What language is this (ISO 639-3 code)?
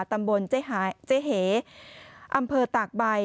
tha